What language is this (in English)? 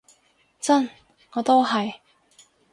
Cantonese